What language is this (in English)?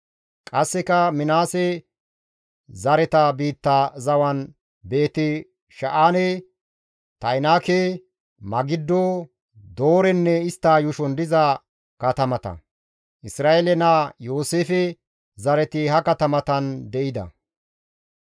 Gamo